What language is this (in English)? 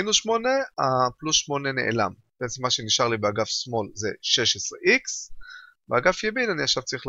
Hebrew